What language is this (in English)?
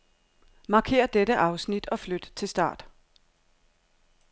Danish